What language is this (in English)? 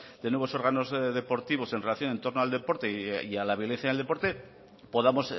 Spanish